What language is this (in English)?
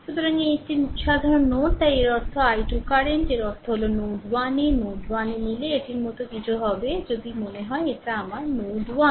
Bangla